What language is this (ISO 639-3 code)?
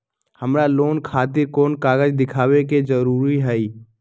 mag